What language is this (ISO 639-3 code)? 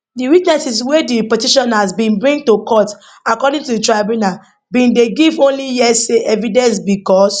pcm